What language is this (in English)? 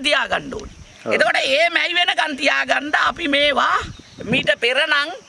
Indonesian